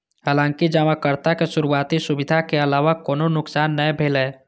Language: Maithili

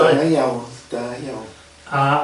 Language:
Welsh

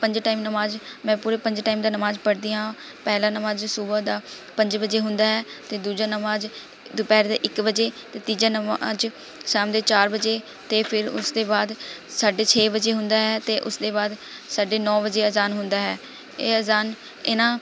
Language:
Punjabi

